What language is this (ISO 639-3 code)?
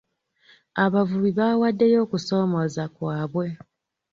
lug